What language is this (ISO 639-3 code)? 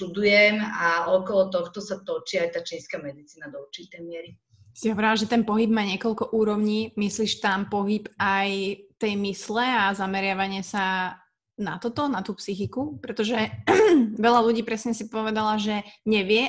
slk